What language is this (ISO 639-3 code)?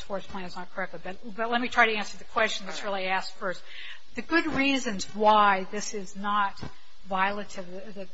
eng